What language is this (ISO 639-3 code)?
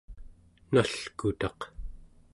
esu